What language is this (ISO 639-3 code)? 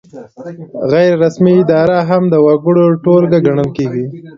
pus